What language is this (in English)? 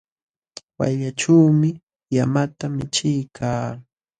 Jauja Wanca Quechua